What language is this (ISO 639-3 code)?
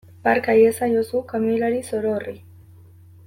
eus